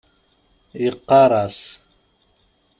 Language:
Kabyle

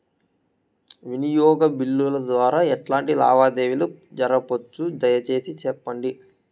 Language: Telugu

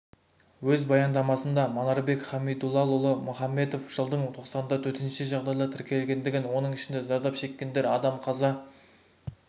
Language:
Kazakh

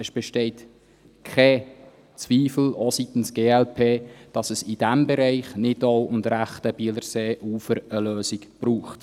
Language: Swiss German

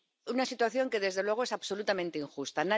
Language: Spanish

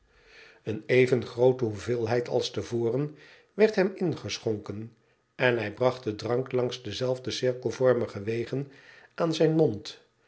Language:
Dutch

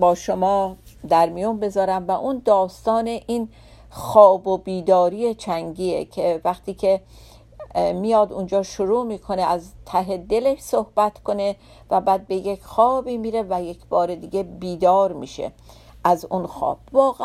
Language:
Persian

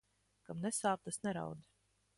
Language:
Latvian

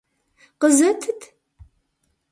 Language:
Kabardian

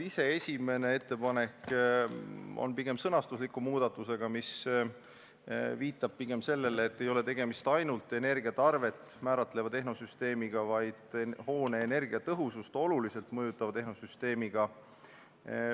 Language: Estonian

